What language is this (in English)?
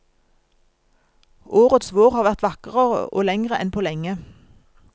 Norwegian